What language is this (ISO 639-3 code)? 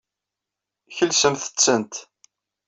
kab